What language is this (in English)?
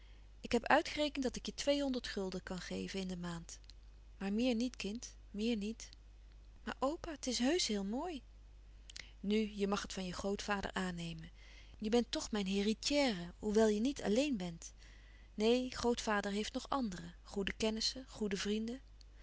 Dutch